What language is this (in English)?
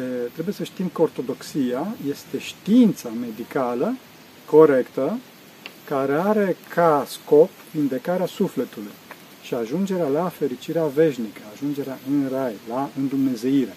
Romanian